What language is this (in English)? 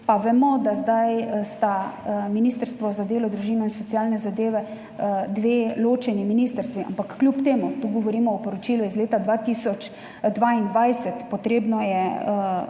Slovenian